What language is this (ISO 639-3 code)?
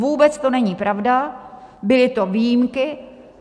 ces